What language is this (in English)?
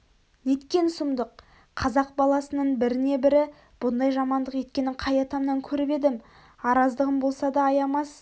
Kazakh